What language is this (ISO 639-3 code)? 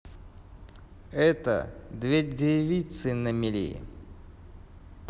rus